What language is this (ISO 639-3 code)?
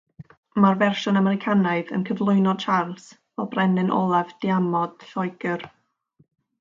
cym